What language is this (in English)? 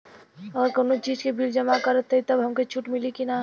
Bhojpuri